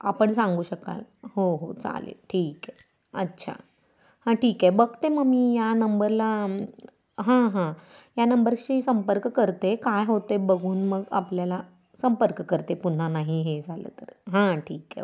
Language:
Marathi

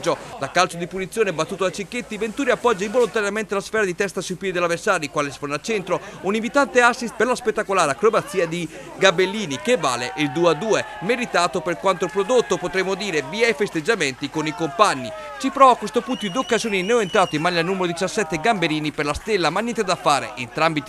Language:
Italian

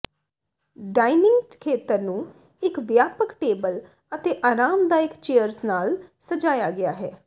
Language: Punjabi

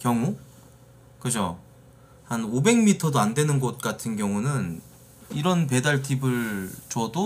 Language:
Korean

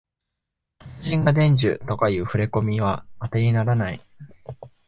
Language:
Japanese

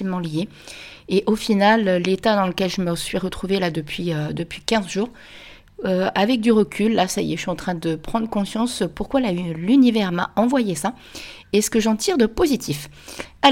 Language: French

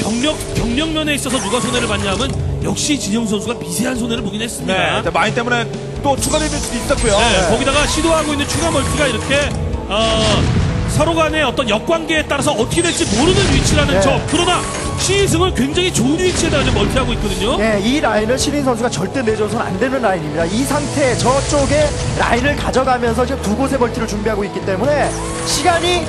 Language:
Korean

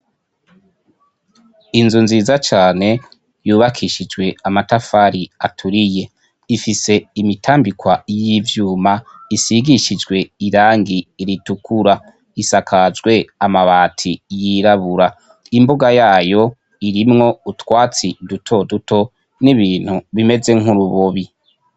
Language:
Rundi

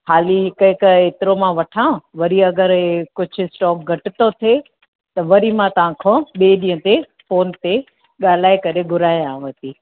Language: Sindhi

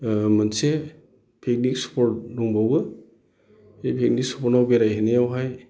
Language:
Bodo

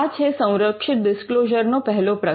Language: Gujarati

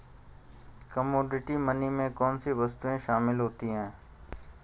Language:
Hindi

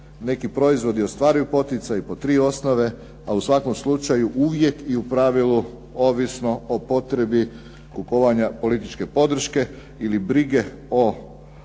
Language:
Croatian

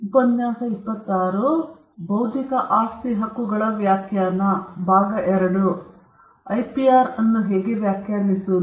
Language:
Kannada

